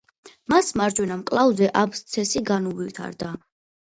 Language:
Georgian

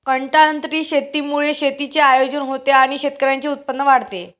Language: Marathi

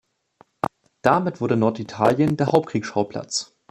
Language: German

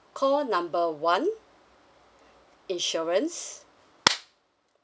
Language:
English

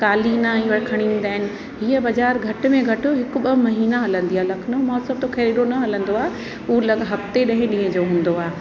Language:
Sindhi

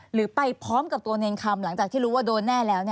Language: Thai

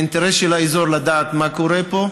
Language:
Hebrew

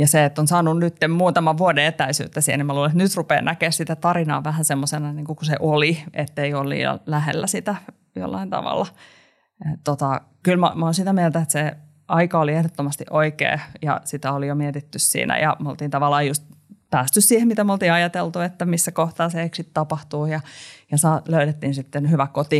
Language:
Finnish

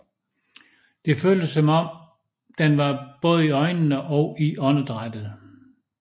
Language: Danish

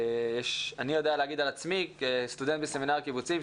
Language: Hebrew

